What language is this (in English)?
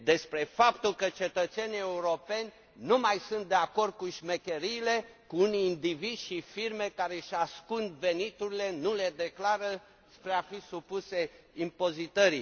Romanian